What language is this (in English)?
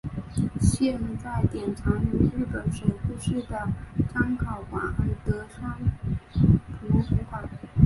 Chinese